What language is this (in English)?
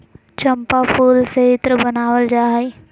Magahi